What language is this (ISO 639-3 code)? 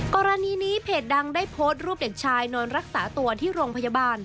tha